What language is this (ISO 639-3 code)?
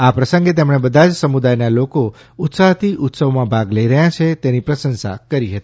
guj